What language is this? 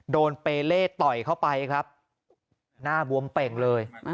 Thai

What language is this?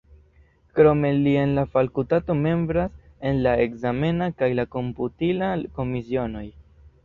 Esperanto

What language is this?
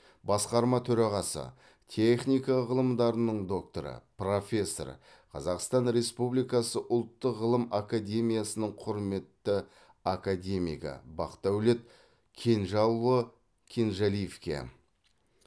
Kazakh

